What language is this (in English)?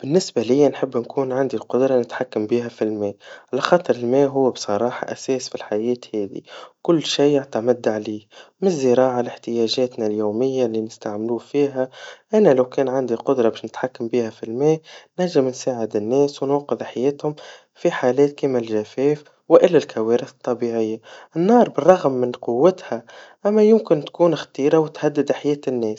Tunisian Arabic